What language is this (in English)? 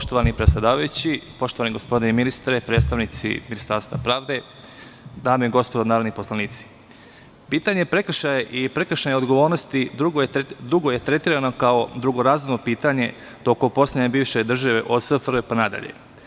Serbian